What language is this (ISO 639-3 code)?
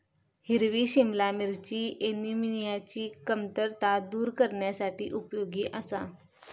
mar